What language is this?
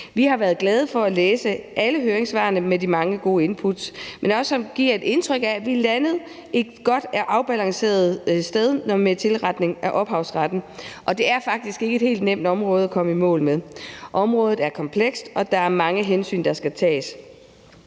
Danish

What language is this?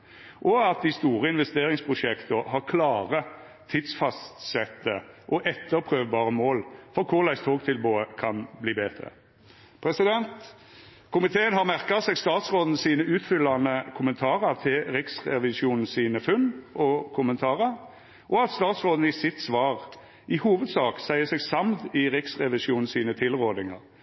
Norwegian Nynorsk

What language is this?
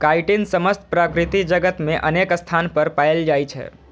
Maithili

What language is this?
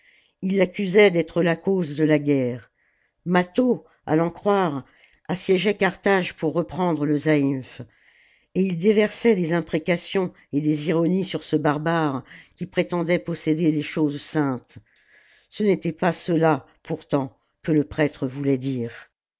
French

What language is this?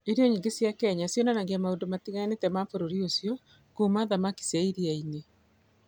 Kikuyu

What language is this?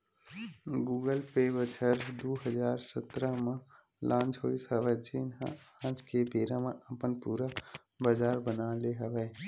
Chhattisgarhi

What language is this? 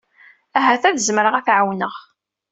Kabyle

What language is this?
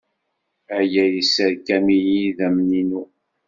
Kabyle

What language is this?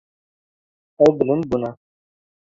Kurdish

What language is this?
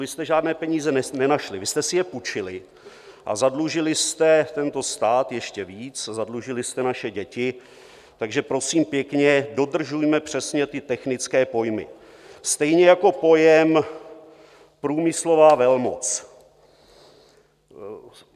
Czech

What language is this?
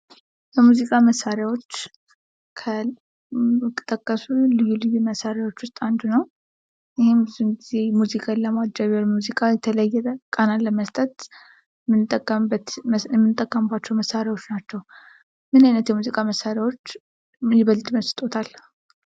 Amharic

